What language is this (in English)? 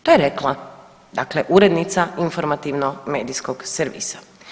Croatian